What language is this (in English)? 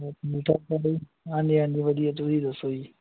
Punjabi